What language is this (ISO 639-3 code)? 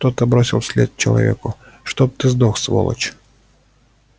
rus